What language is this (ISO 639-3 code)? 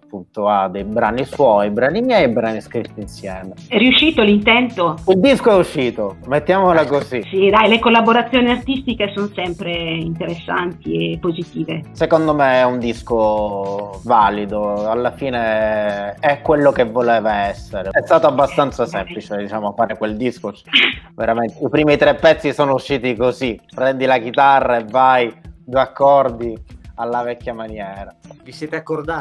ita